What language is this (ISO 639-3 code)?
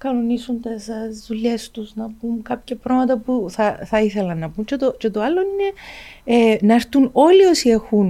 ell